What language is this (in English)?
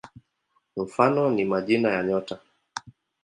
Swahili